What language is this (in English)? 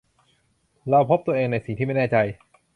Thai